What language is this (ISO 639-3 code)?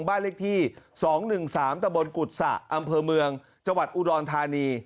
tha